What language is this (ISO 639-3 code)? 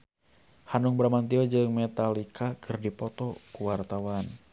sun